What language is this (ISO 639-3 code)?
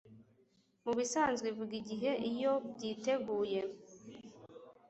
kin